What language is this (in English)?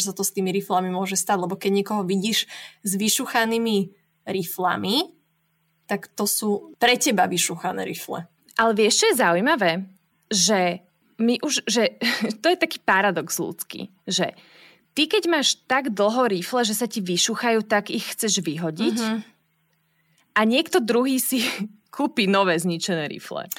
Slovak